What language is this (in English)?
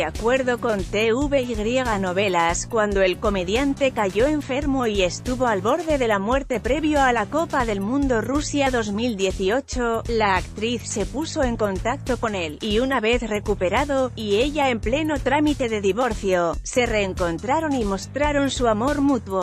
Spanish